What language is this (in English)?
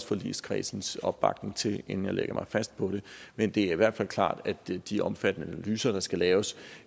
Danish